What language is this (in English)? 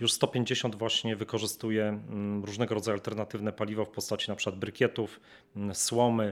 Polish